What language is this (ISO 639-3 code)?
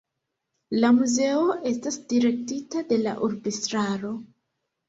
epo